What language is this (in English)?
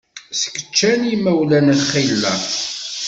Kabyle